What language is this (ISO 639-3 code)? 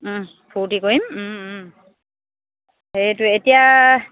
asm